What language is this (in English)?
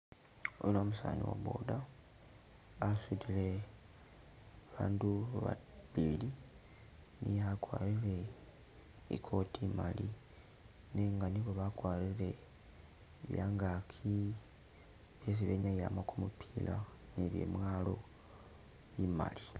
Masaaba